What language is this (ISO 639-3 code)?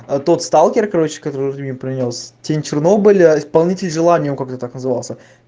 rus